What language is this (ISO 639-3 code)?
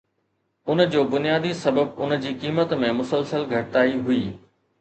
snd